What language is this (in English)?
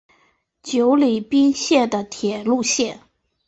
Chinese